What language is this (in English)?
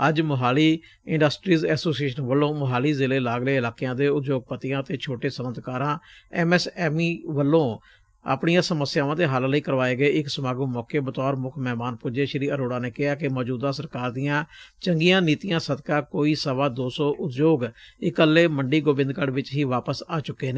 Punjabi